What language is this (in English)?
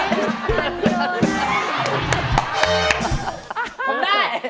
Thai